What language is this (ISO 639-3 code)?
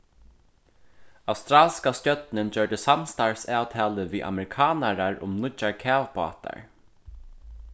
fao